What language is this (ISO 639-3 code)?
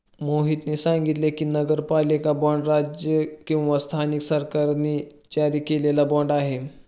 mar